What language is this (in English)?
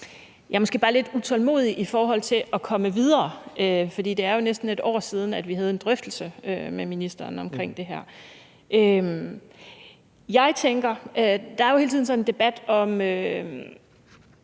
Danish